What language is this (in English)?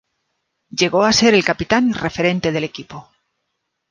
Spanish